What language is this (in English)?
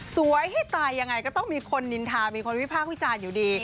Thai